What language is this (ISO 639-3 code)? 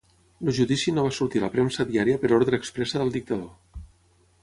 cat